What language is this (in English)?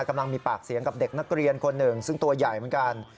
Thai